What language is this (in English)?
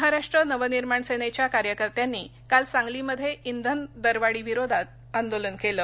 Marathi